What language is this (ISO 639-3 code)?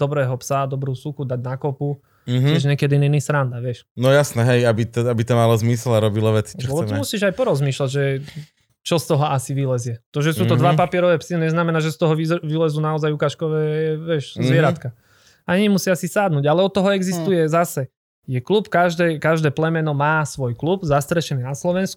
slk